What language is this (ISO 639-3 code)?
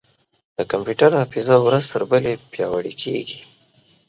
pus